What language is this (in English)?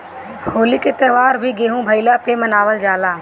Bhojpuri